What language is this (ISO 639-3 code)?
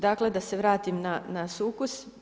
hrv